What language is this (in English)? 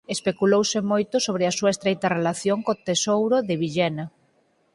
Galician